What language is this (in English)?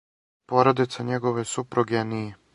Serbian